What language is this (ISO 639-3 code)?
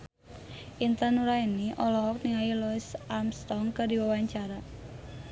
sun